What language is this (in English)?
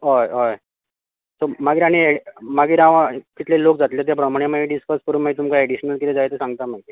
Konkani